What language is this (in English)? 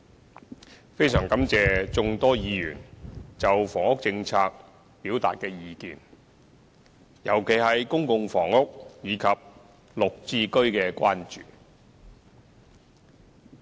Cantonese